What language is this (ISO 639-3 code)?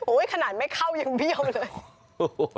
tha